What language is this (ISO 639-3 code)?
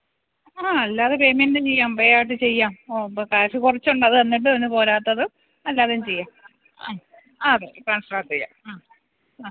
mal